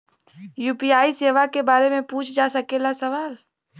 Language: Bhojpuri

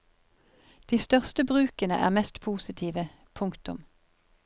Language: Norwegian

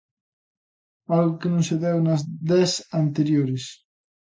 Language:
Galician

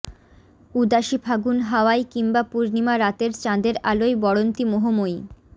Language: Bangla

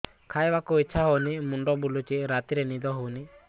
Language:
Odia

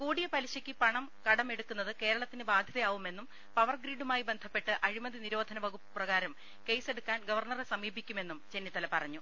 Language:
Malayalam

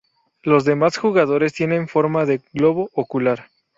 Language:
Spanish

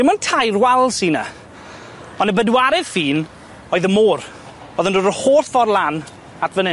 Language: Welsh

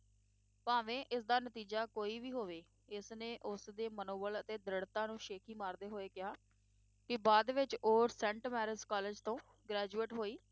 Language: Punjabi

